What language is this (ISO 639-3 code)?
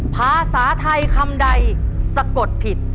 tha